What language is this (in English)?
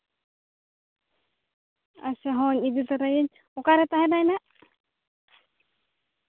Santali